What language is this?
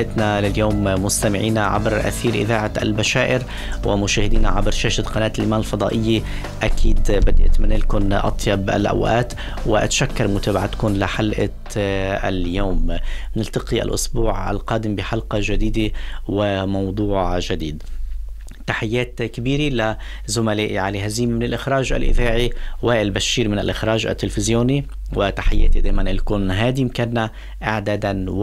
Arabic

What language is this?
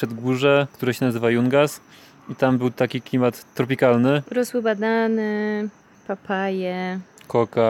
Polish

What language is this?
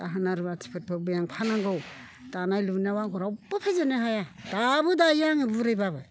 Bodo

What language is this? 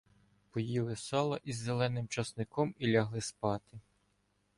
Ukrainian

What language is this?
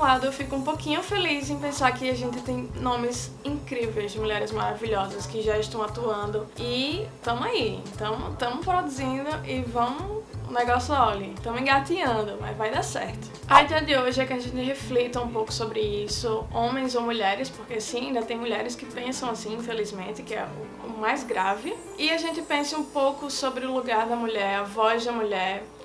Portuguese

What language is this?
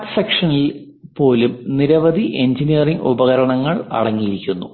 Malayalam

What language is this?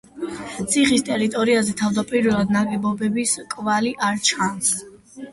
Georgian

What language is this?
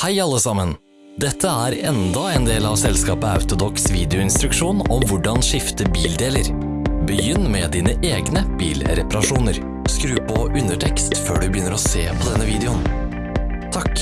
Norwegian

